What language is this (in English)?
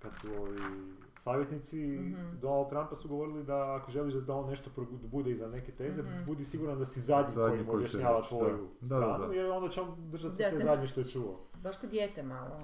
Croatian